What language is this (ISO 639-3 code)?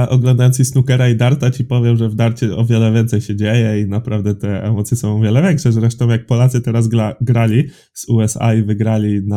pol